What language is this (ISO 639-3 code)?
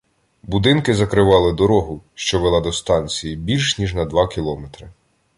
ukr